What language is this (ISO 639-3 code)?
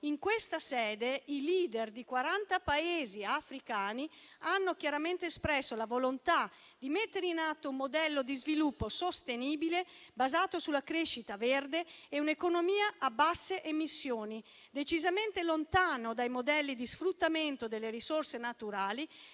ita